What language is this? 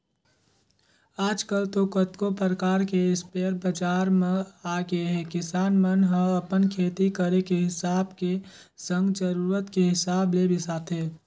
Chhattisgarhi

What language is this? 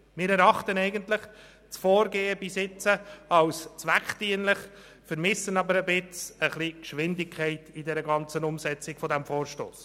Swiss German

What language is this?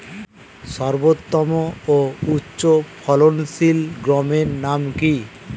Bangla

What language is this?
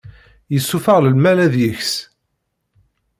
Kabyle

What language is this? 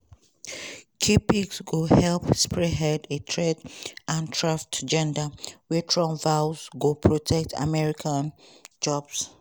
Nigerian Pidgin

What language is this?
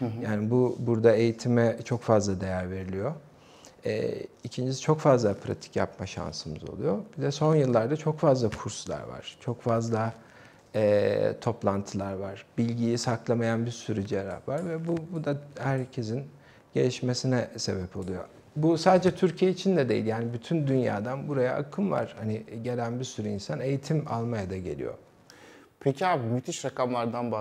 Turkish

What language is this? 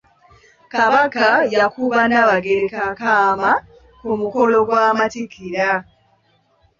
Ganda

